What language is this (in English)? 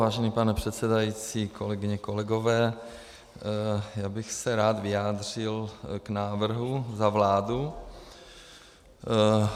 Czech